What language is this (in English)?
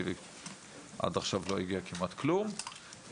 Hebrew